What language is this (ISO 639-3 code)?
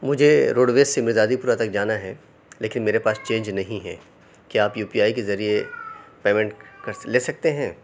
urd